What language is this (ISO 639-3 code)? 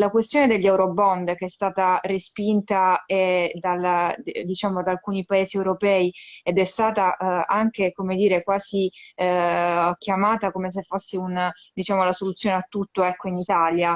ita